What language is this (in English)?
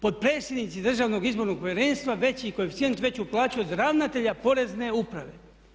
Croatian